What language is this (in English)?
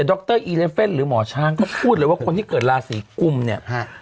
Thai